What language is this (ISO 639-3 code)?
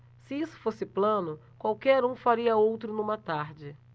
por